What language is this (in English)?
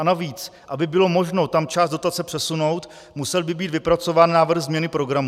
Czech